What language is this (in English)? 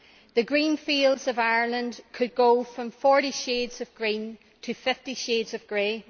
English